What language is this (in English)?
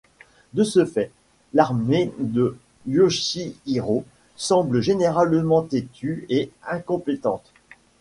French